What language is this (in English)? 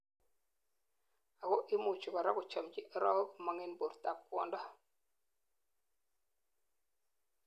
Kalenjin